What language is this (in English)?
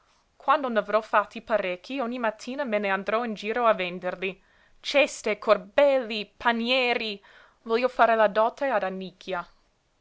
Italian